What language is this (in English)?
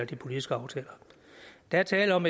Danish